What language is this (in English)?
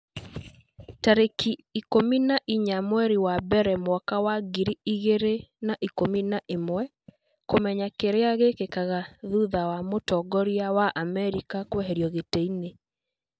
Kikuyu